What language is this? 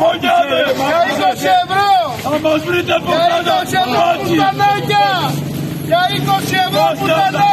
Greek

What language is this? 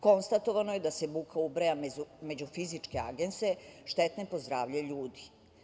Serbian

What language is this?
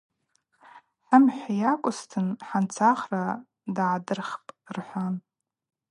Abaza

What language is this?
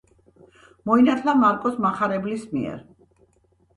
Georgian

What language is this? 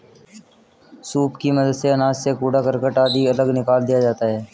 Hindi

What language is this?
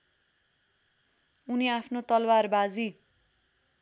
Nepali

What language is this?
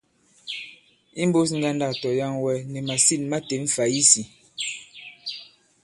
Bankon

